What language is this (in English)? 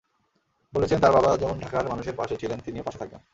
Bangla